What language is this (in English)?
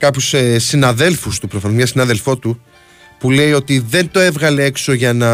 Greek